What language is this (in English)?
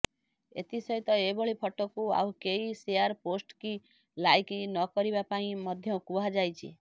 Odia